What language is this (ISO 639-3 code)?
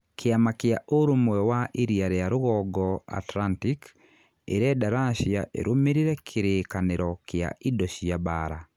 kik